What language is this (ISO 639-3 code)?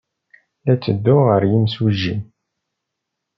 kab